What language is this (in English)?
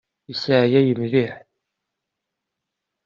Kabyle